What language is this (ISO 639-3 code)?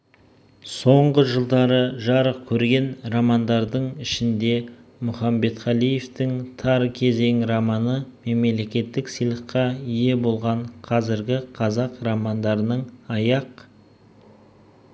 kaz